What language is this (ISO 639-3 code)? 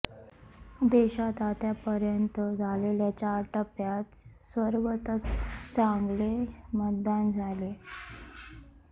mar